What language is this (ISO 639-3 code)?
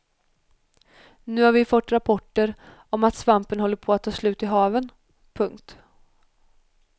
swe